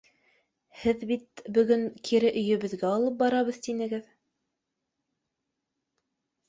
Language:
Bashkir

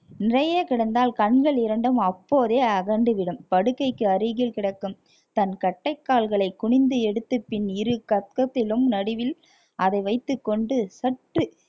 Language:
Tamil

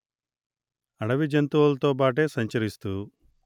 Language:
Telugu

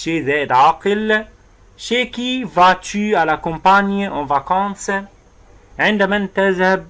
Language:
Arabic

